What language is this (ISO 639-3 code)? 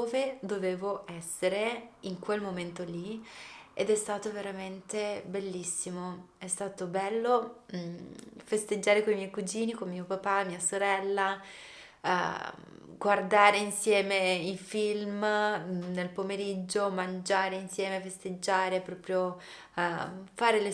ita